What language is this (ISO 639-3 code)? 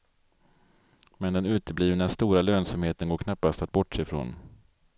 swe